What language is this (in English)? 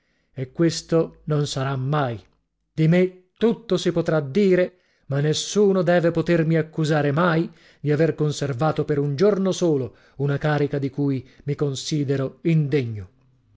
Italian